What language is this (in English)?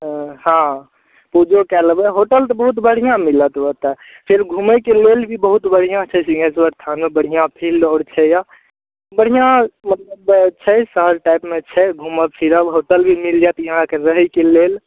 Maithili